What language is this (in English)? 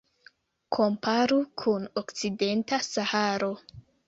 Esperanto